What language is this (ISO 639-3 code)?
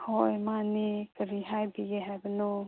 mni